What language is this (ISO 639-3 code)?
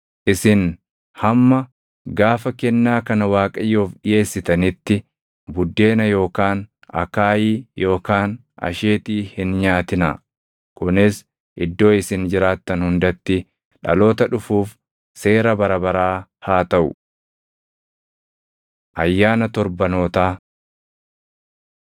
orm